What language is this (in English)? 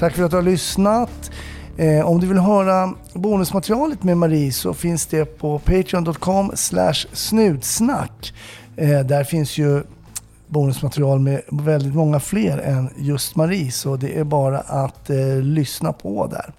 Swedish